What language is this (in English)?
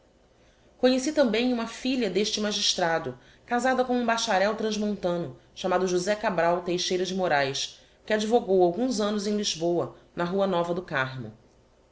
Portuguese